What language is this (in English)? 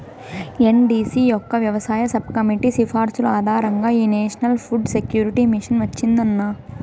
Telugu